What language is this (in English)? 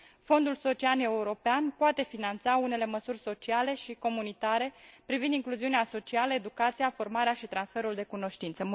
Romanian